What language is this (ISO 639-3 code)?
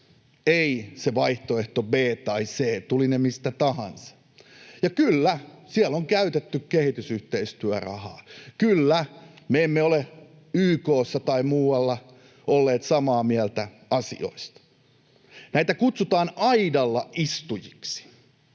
fin